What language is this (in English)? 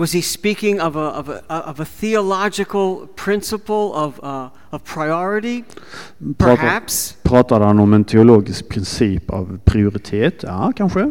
Swedish